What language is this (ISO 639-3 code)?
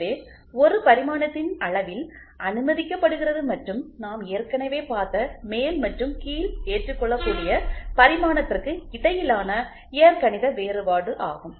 tam